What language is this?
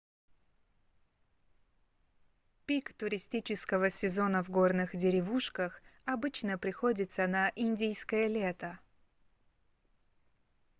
Russian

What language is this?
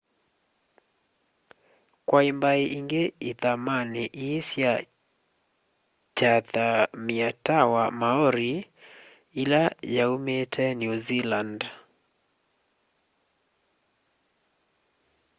Kamba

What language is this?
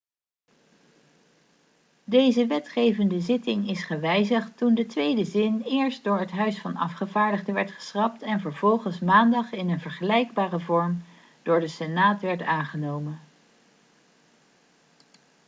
Dutch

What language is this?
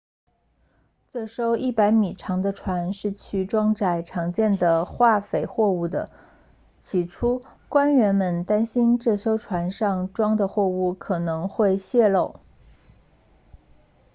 Chinese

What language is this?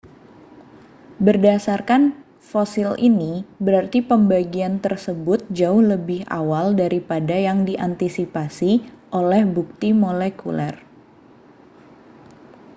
Indonesian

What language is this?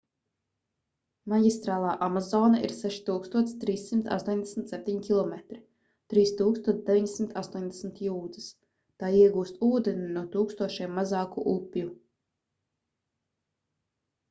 Latvian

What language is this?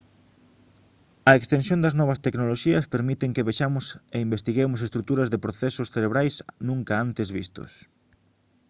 Galician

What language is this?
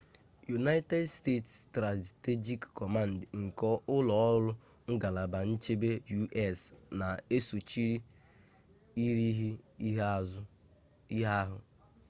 Igbo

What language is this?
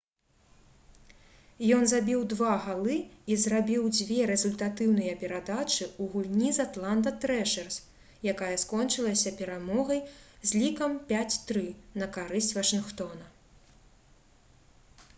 Belarusian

